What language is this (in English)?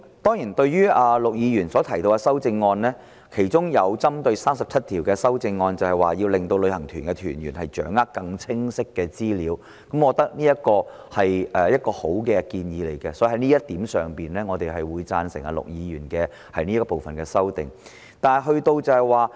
Cantonese